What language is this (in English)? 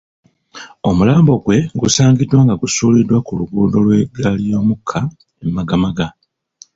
Ganda